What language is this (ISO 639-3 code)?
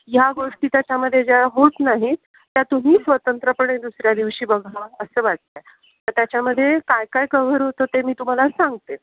mar